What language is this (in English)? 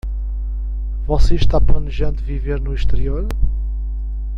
Portuguese